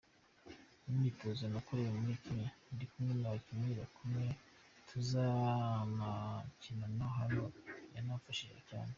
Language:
Kinyarwanda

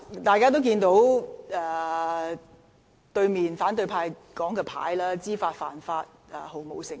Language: Cantonese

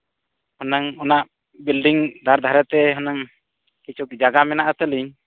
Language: Santali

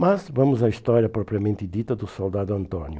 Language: Portuguese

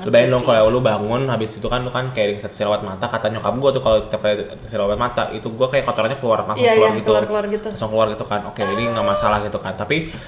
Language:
Indonesian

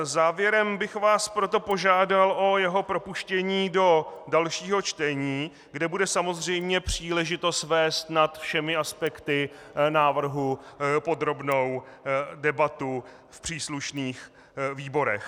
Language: Czech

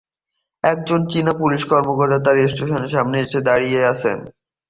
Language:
Bangla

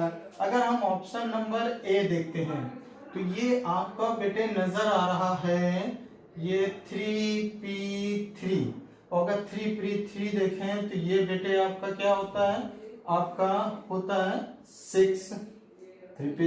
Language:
Hindi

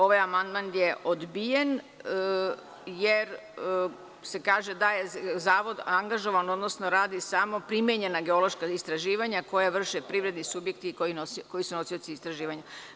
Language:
Serbian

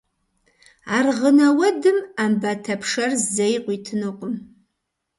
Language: Kabardian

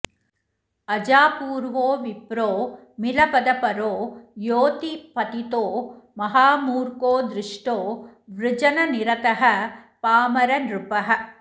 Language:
Sanskrit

